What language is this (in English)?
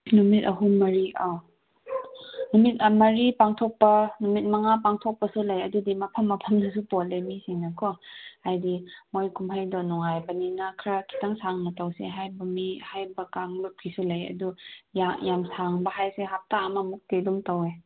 Manipuri